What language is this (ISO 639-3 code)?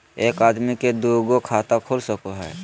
mag